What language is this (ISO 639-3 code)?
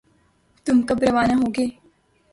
urd